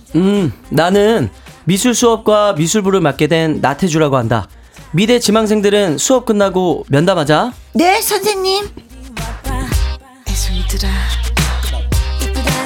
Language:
Korean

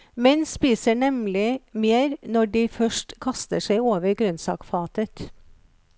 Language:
Norwegian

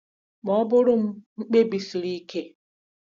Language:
Igbo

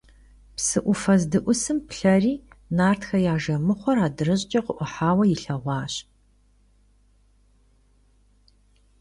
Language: Kabardian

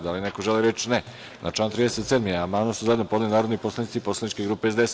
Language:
Serbian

